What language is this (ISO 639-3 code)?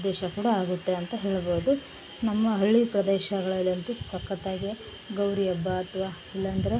kan